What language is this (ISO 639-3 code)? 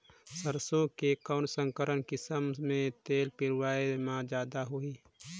hne